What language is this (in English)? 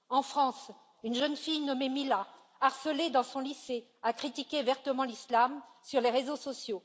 French